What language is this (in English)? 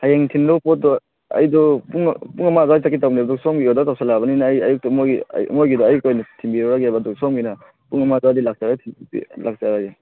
Manipuri